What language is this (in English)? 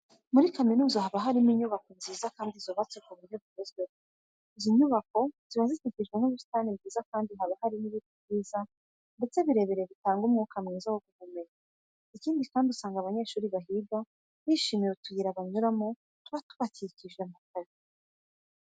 Kinyarwanda